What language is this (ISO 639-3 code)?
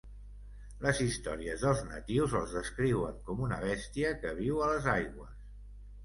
cat